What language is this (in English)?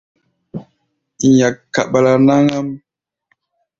Gbaya